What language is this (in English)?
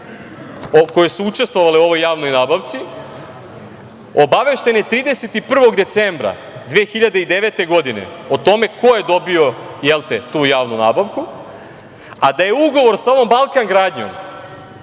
Serbian